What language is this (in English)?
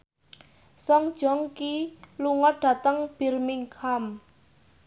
Javanese